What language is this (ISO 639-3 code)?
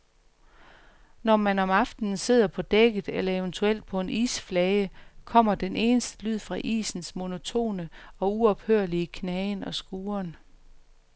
dan